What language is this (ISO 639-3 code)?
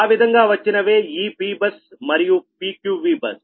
tel